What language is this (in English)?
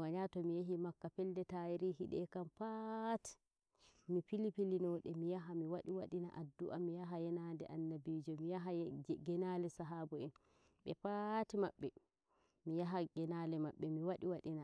Nigerian Fulfulde